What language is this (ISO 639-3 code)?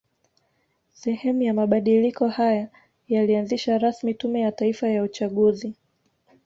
swa